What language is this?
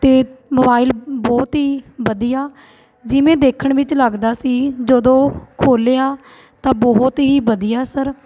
Punjabi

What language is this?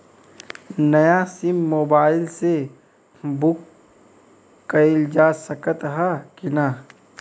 Bhojpuri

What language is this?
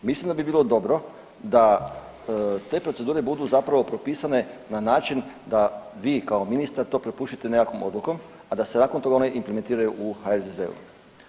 Croatian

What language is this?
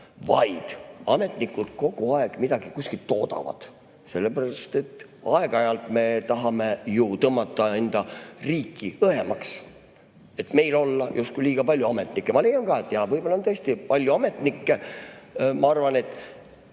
Estonian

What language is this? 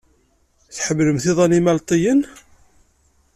Kabyle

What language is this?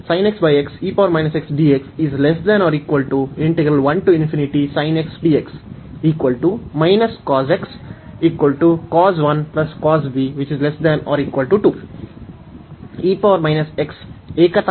Kannada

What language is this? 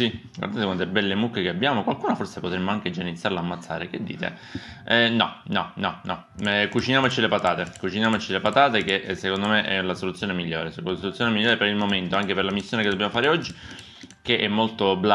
Italian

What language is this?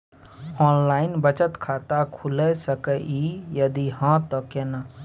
Maithili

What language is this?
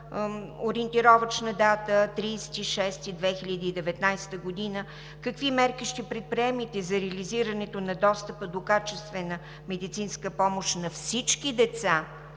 Bulgarian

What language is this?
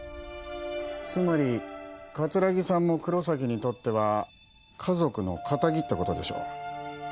Japanese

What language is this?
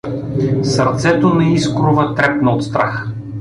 Bulgarian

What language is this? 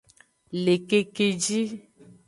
Aja (Benin)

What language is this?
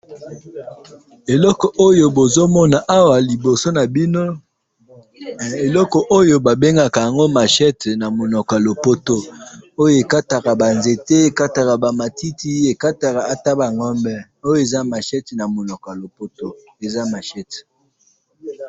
Lingala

